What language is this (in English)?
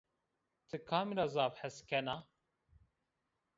Zaza